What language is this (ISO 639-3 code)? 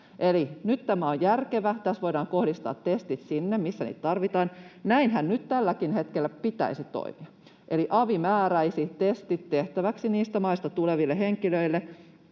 fin